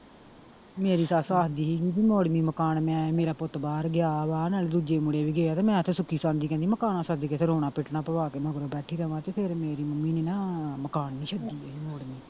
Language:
Punjabi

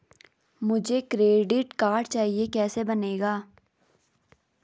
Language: Hindi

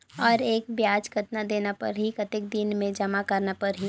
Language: Chhattisgarhi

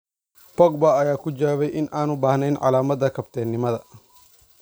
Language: Somali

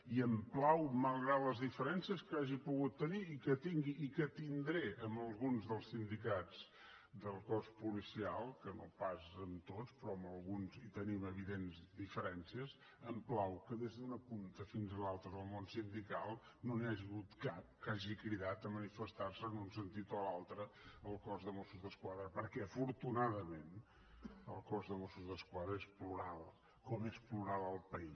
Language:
Catalan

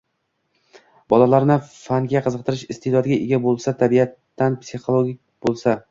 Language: Uzbek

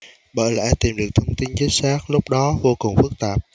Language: Vietnamese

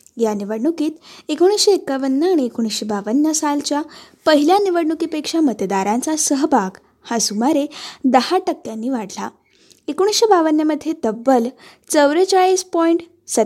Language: Marathi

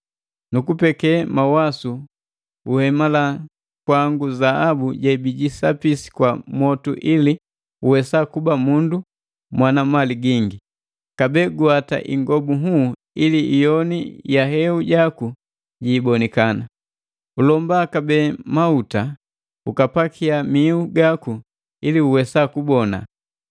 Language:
Matengo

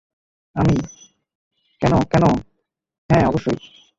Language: Bangla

